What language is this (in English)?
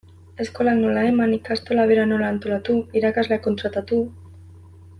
Basque